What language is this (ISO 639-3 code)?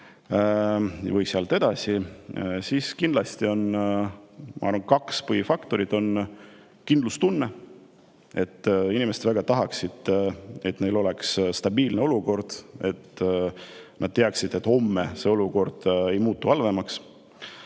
est